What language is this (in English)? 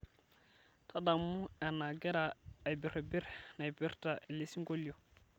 Masai